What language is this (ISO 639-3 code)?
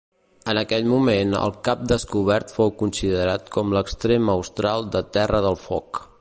cat